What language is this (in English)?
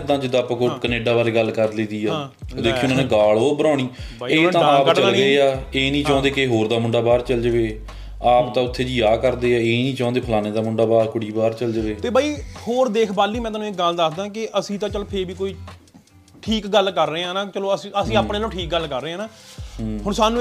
Punjabi